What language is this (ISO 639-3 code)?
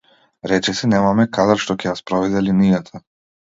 mkd